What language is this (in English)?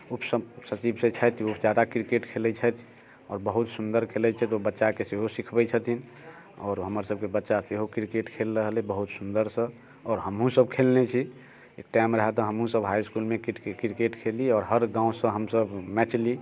Maithili